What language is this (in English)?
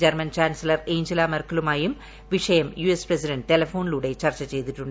Malayalam